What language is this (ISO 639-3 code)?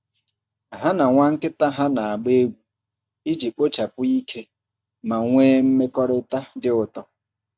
ibo